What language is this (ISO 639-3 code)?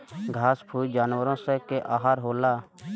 bho